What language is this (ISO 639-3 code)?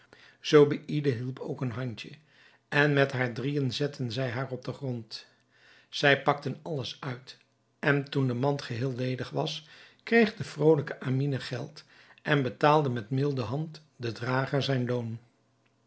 nld